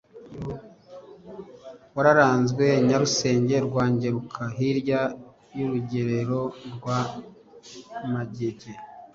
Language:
Kinyarwanda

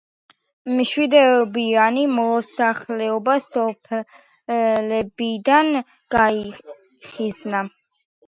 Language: Georgian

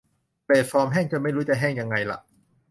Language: Thai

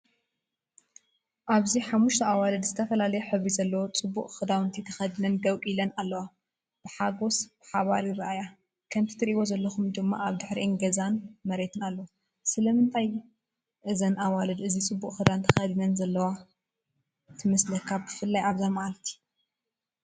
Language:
Tigrinya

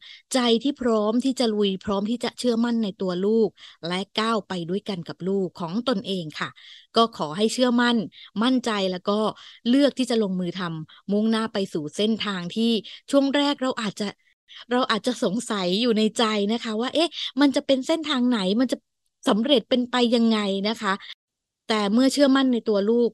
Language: Thai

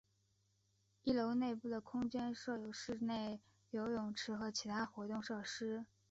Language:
Chinese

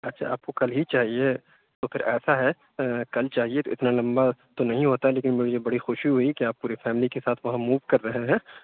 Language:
Urdu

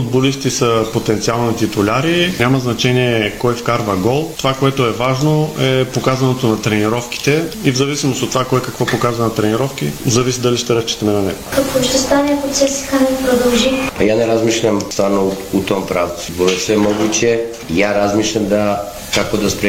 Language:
Bulgarian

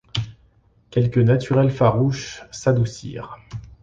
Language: French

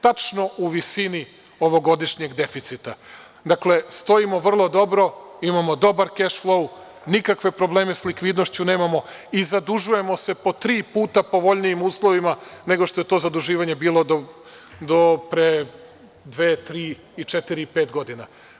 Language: Serbian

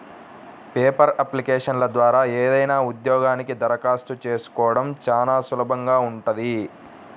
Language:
Telugu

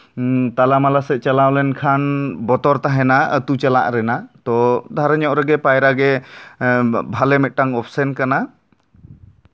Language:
Santali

